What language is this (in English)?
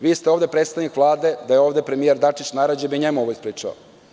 Serbian